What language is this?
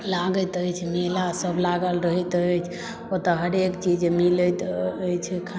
Maithili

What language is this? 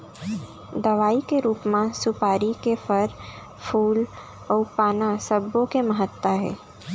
Chhattisgarhi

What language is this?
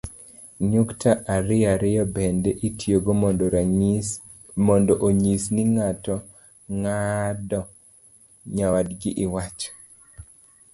Luo (Kenya and Tanzania)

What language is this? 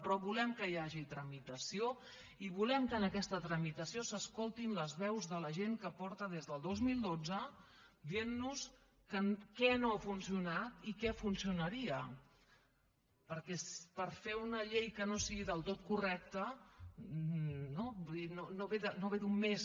Catalan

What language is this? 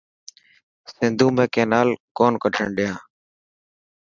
Dhatki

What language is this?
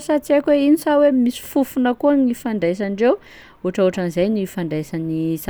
Sakalava Malagasy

